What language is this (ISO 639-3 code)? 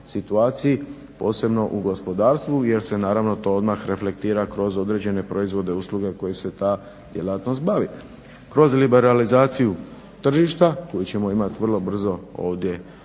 hrv